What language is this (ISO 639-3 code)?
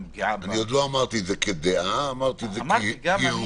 heb